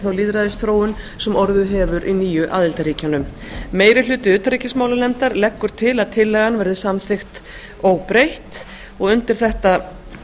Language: Icelandic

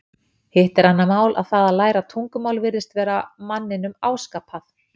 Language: Icelandic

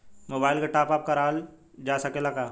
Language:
Bhojpuri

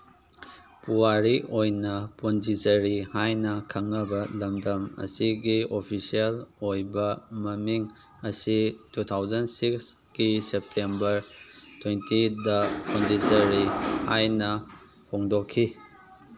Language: Manipuri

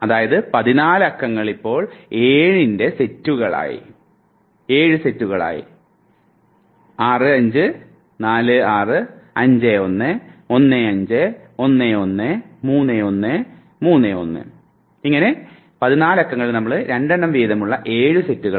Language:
Malayalam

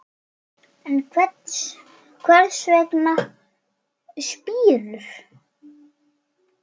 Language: Icelandic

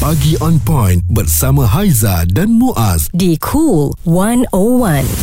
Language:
Malay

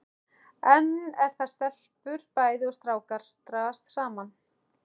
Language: Icelandic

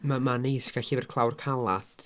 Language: Welsh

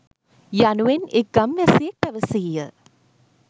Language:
Sinhala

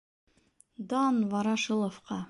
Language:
Bashkir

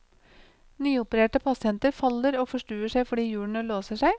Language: Norwegian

